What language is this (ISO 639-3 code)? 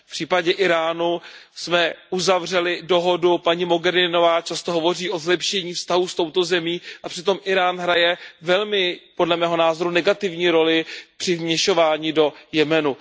ces